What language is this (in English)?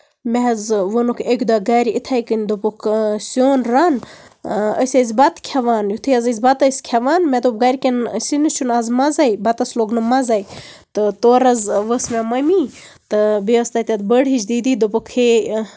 Kashmiri